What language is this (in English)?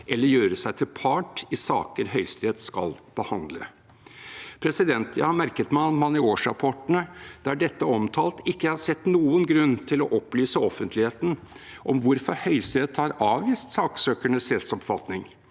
Norwegian